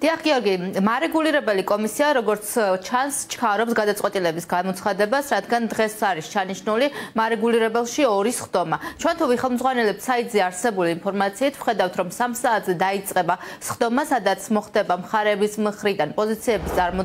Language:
Romanian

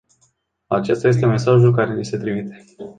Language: Romanian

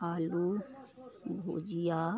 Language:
Maithili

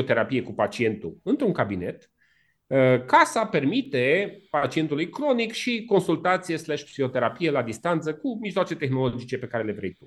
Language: Romanian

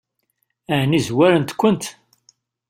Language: Kabyle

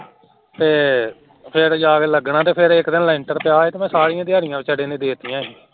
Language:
Punjabi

